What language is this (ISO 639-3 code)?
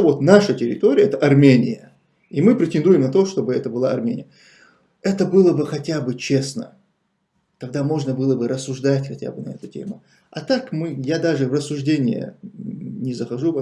rus